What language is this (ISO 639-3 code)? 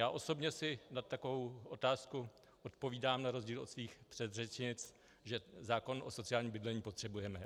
ces